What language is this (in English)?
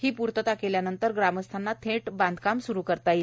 Marathi